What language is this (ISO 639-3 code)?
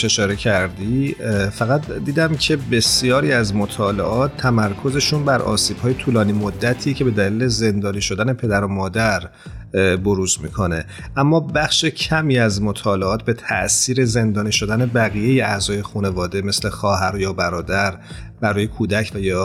fas